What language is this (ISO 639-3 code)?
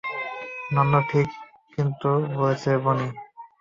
ben